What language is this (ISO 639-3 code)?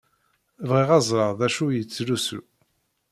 kab